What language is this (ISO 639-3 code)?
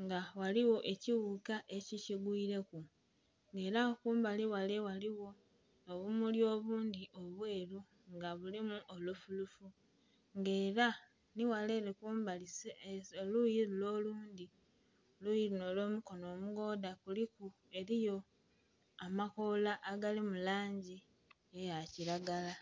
xog